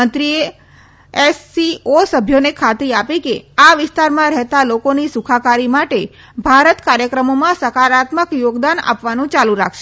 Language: Gujarati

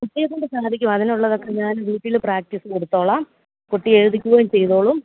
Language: Malayalam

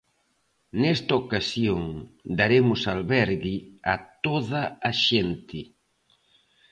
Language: Galician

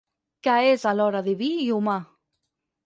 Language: Catalan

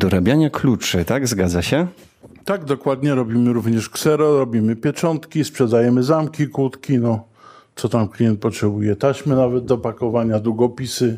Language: Polish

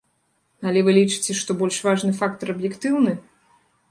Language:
Belarusian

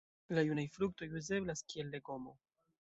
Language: Esperanto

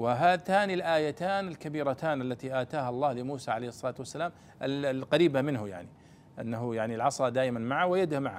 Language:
Arabic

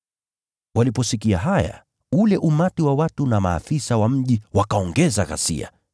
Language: Swahili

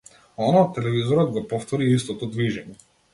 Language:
Macedonian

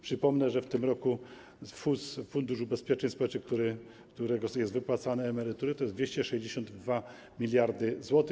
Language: Polish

